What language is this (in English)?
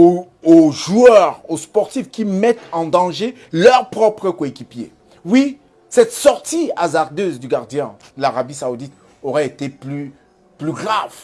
French